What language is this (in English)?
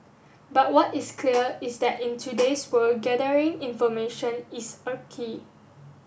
English